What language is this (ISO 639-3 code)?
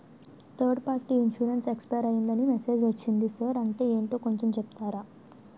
tel